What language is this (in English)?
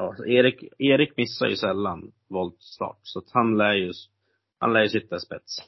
Swedish